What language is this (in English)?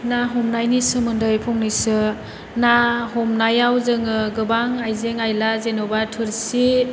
Bodo